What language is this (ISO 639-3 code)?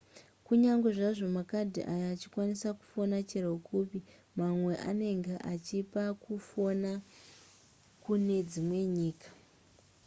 sna